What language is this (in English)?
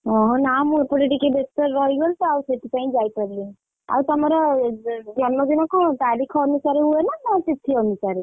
Odia